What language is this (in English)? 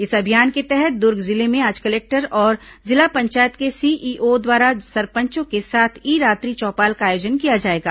Hindi